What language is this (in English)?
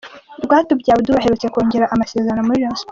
Kinyarwanda